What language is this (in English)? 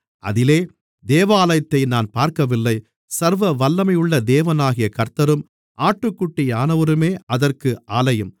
Tamil